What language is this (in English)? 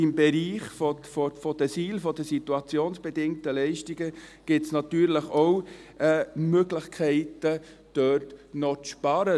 Swiss German